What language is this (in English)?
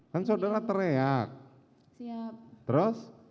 Indonesian